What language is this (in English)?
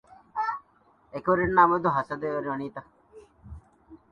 Divehi